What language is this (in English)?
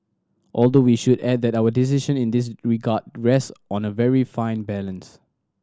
English